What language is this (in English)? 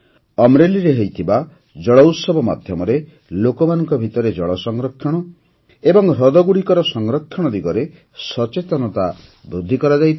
Odia